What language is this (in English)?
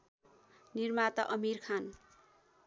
Nepali